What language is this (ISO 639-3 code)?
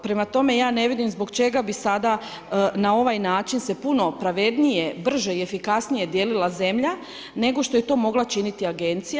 hrv